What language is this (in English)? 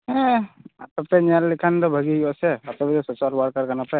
Santali